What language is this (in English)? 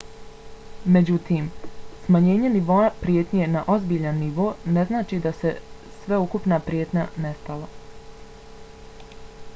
Bosnian